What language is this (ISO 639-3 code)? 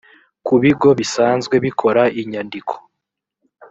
kin